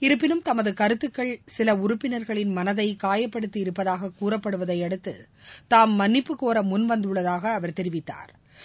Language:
Tamil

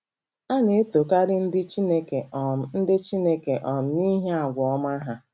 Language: Igbo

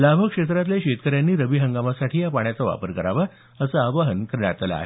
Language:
Marathi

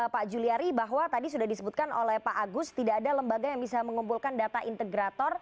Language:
Indonesian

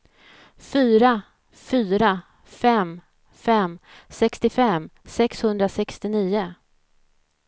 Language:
Swedish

